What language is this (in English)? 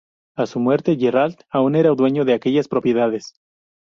Spanish